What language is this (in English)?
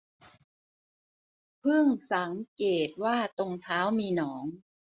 Thai